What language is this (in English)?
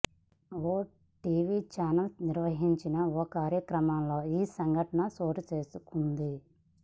Telugu